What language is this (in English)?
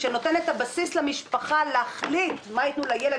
Hebrew